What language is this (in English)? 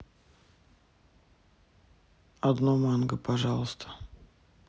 Russian